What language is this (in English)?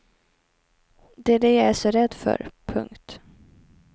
Swedish